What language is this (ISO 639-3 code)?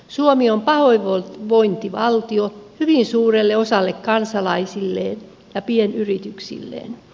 fin